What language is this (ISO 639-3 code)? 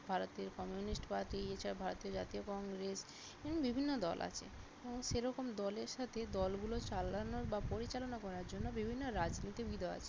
ben